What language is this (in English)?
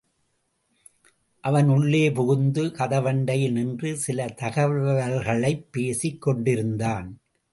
Tamil